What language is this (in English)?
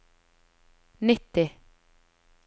Norwegian